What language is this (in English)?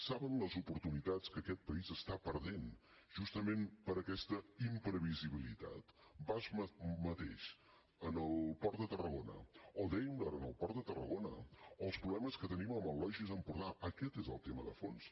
Catalan